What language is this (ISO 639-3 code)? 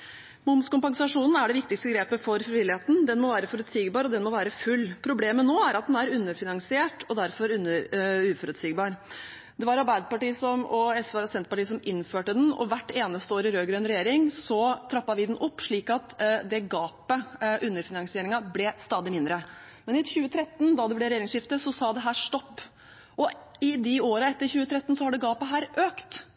nob